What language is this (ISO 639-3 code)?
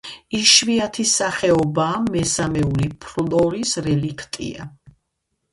kat